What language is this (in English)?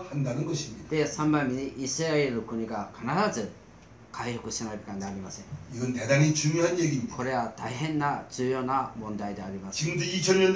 Korean